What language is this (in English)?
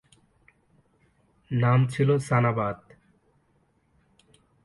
Bangla